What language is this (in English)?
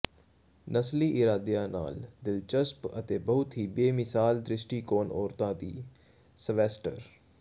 Punjabi